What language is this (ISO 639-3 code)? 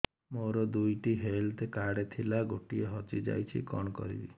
ori